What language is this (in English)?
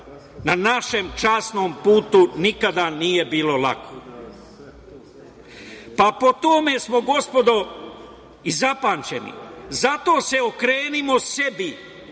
Serbian